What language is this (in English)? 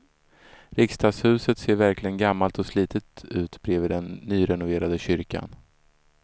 Swedish